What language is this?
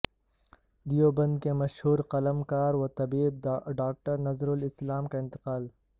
Urdu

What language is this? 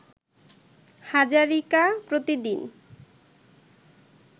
Bangla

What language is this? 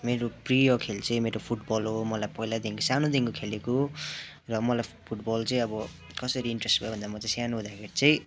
Nepali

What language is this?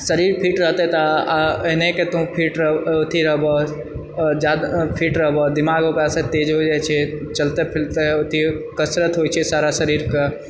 Maithili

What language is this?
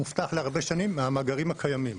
Hebrew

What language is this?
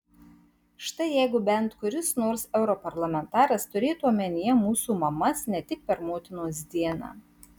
Lithuanian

